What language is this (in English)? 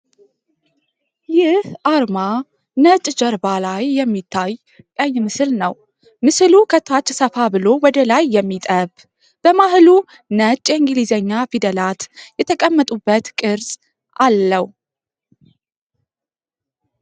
Amharic